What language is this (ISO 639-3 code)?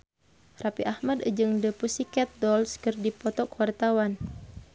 sun